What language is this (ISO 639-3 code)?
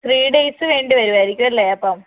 mal